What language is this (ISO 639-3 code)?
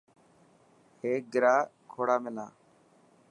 mki